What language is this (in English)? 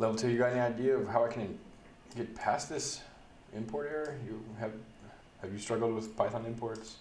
English